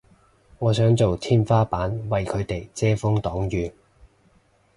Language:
Cantonese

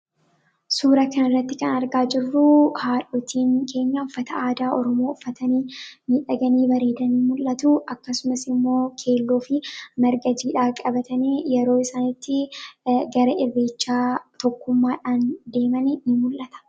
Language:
Oromo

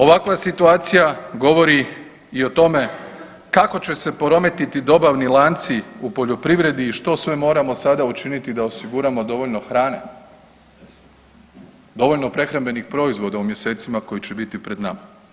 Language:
Croatian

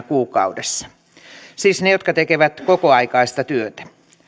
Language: Finnish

